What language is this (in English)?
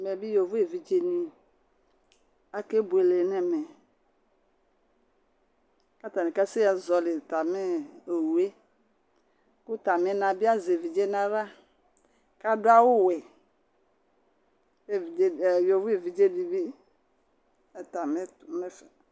Ikposo